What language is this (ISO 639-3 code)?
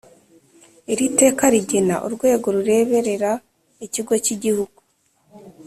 kin